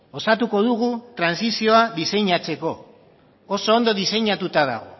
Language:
Basque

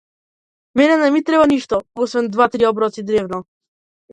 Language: Macedonian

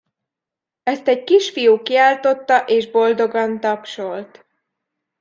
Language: Hungarian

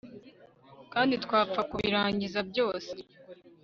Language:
Kinyarwanda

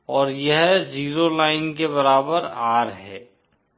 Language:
Hindi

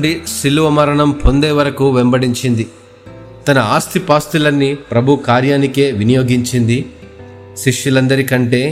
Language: Telugu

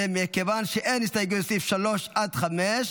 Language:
Hebrew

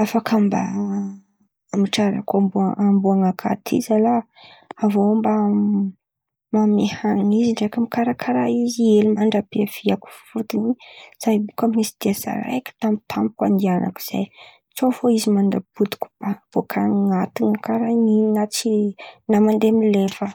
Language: Antankarana Malagasy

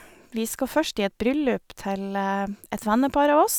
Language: Norwegian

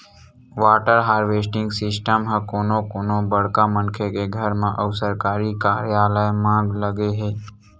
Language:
Chhattisgarhi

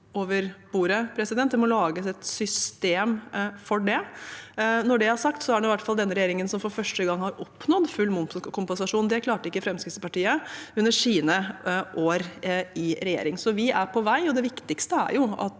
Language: Norwegian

